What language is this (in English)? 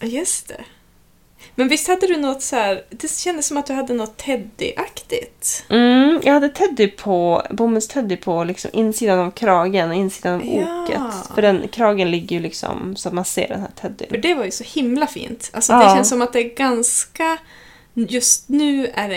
Swedish